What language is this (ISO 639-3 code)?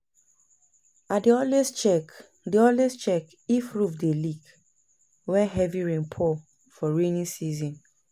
pcm